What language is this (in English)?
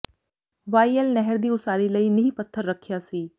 Punjabi